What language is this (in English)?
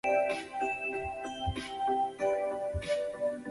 Chinese